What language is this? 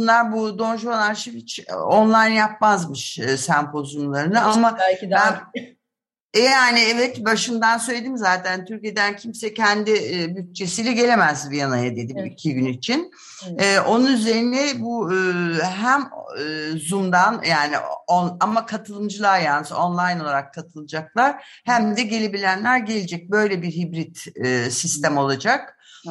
Turkish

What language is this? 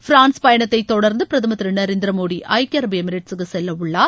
Tamil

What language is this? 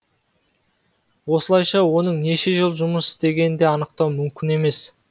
Kazakh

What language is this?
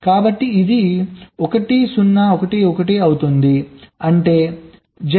Telugu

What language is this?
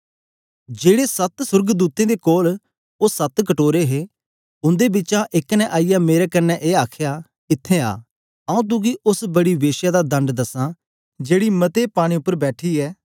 Dogri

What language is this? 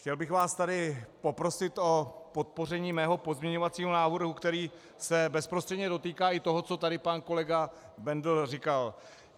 Czech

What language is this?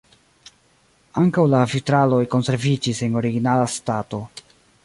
Esperanto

